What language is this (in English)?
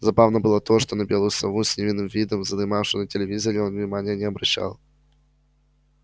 Russian